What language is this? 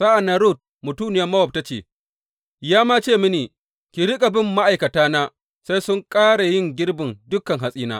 Hausa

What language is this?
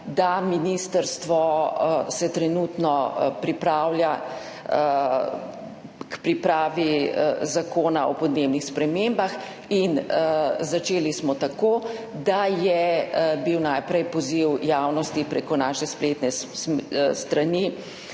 Slovenian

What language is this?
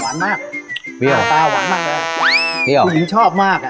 Thai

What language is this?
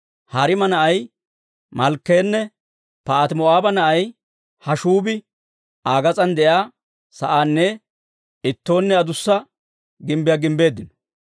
Dawro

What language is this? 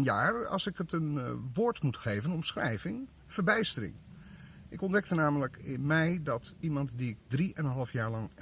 Dutch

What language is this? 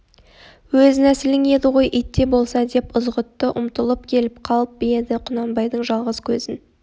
Kazakh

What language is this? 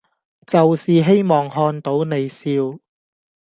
Cantonese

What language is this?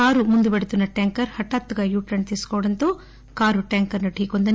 Telugu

